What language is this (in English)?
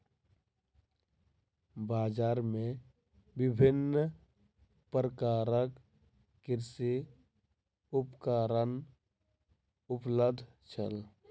Maithili